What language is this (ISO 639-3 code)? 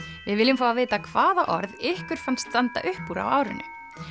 isl